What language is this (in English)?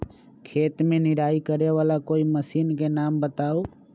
Magahi